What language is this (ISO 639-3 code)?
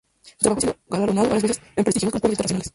spa